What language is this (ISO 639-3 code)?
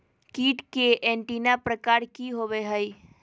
mag